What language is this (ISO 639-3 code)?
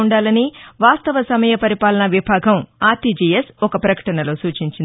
tel